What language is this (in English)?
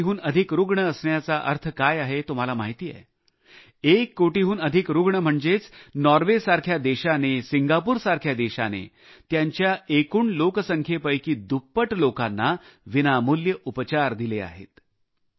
Marathi